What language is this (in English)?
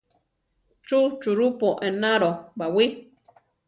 Central Tarahumara